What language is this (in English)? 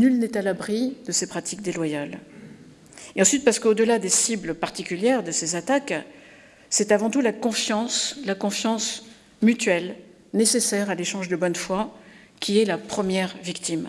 French